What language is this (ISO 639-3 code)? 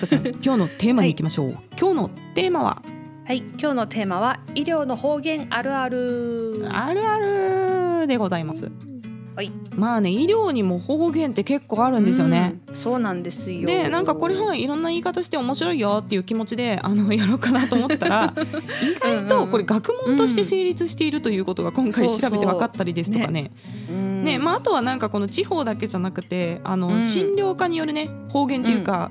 jpn